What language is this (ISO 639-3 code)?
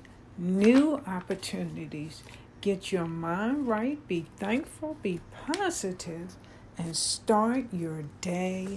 eng